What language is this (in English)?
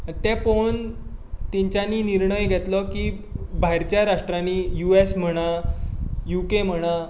Konkani